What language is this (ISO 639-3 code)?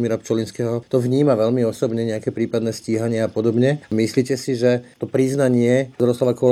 slk